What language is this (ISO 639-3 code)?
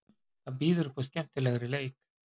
isl